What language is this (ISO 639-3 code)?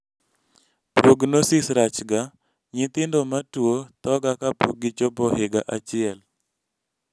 luo